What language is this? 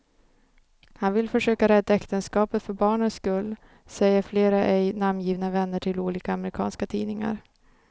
Swedish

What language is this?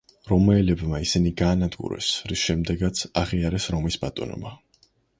Georgian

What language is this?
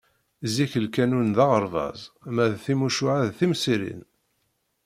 Kabyle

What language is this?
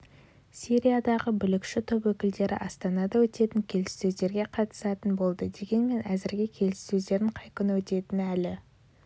Kazakh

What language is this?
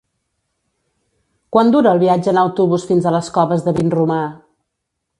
Catalan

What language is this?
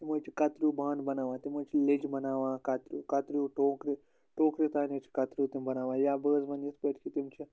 Kashmiri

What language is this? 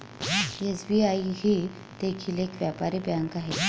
Marathi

